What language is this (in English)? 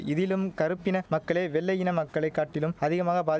Tamil